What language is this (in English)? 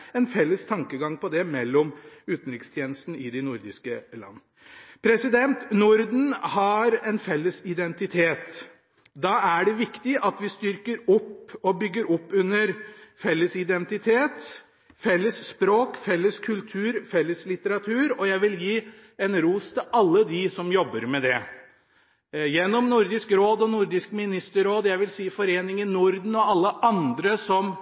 Norwegian Bokmål